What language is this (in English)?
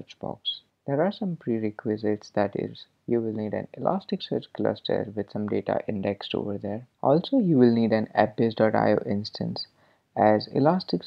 English